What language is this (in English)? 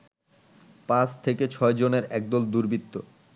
Bangla